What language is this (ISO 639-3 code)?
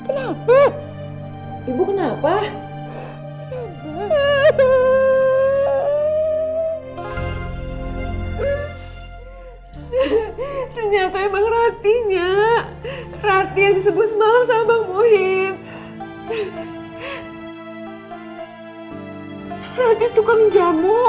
ind